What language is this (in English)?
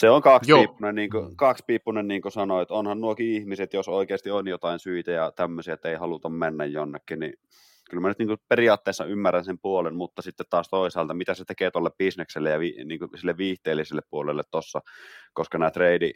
Finnish